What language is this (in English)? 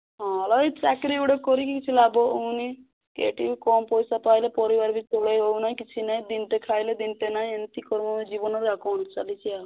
Odia